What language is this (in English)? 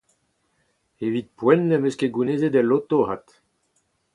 Breton